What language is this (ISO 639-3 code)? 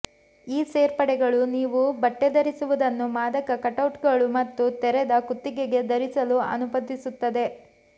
kan